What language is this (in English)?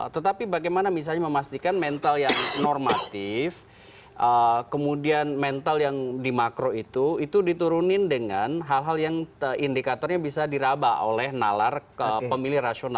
Indonesian